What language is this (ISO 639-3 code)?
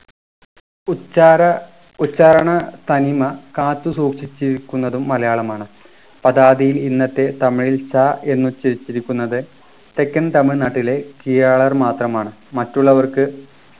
mal